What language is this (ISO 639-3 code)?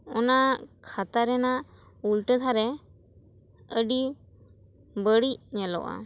sat